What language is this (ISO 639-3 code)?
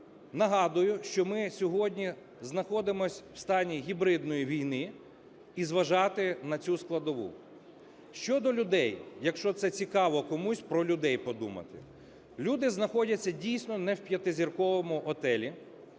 ukr